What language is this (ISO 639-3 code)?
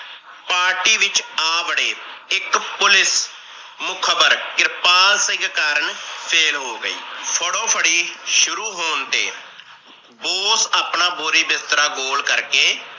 pan